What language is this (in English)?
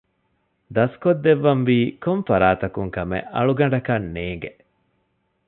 Divehi